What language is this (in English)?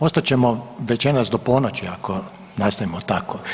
Croatian